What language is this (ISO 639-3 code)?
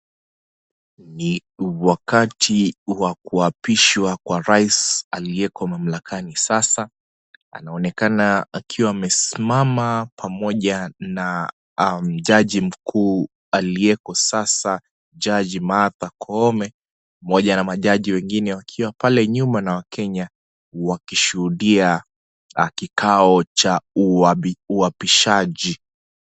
swa